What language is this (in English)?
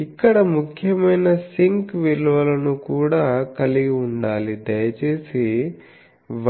Telugu